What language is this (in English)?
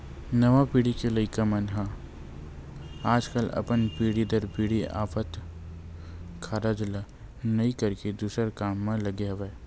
Chhattisgarhi